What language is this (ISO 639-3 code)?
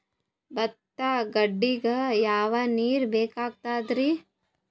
kan